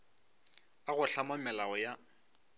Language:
Northern Sotho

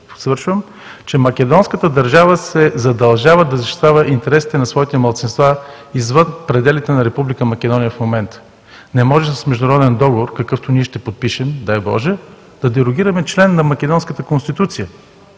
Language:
Bulgarian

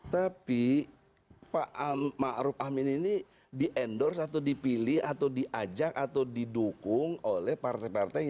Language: Indonesian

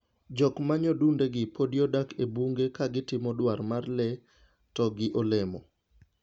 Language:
Luo (Kenya and Tanzania)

